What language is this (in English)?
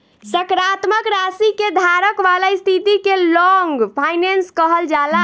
Bhojpuri